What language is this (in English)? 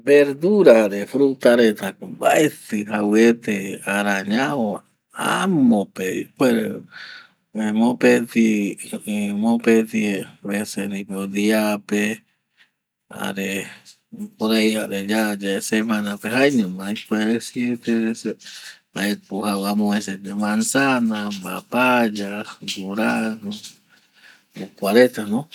Eastern Bolivian Guaraní